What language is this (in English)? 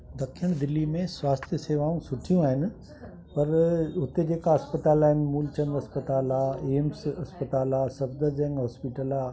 Sindhi